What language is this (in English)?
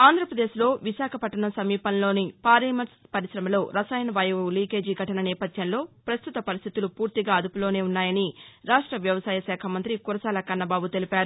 Telugu